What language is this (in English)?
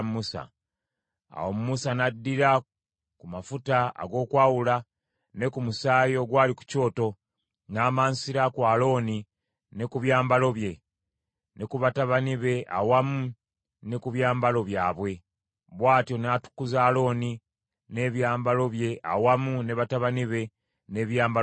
Ganda